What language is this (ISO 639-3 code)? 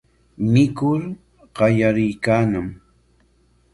qwa